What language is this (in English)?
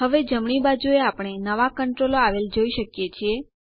Gujarati